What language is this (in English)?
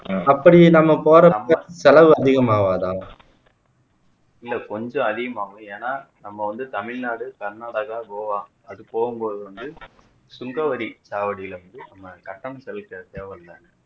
Tamil